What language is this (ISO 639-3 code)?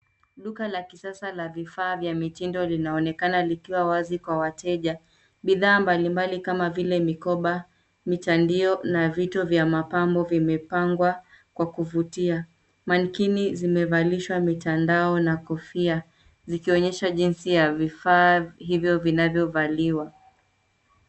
swa